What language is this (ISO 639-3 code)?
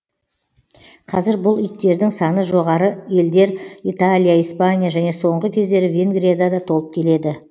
kaz